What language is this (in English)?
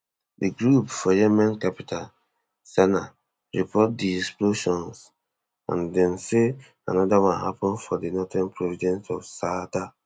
Nigerian Pidgin